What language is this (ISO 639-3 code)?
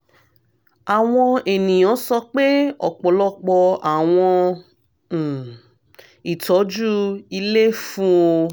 yor